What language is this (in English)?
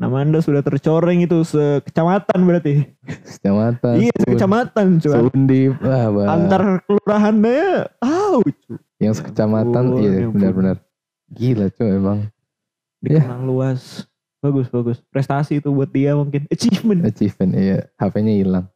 Indonesian